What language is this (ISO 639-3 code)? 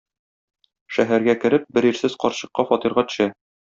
tat